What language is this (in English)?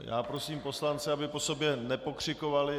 Czech